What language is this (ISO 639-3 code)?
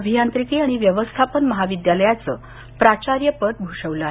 mar